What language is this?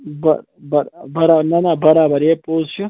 Kashmiri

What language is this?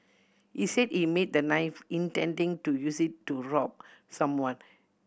English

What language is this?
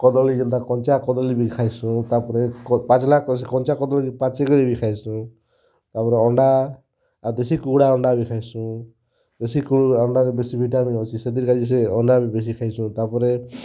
Odia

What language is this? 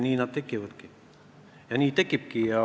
Estonian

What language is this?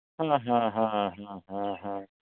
Santali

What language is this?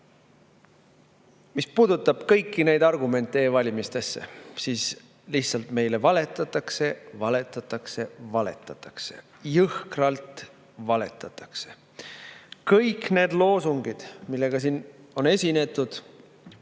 Estonian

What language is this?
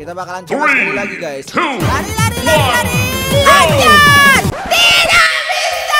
Indonesian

